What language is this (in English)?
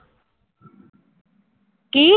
Punjabi